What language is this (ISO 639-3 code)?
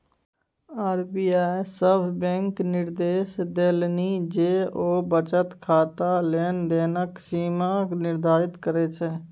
mai